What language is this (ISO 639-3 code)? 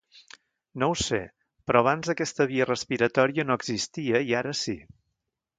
cat